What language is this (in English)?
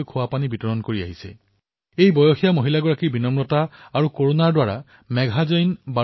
Assamese